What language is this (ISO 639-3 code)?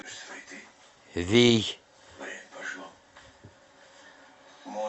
rus